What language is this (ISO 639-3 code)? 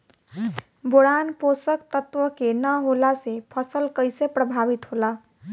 bho